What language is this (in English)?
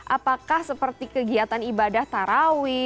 Indonesian